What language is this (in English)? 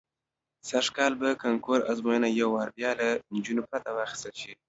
Pashto